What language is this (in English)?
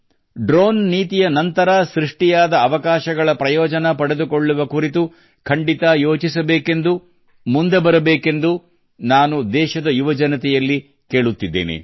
Kannada